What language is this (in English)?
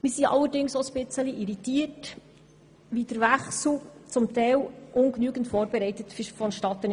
Swiss German